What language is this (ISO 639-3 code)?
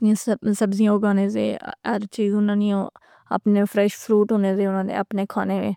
phr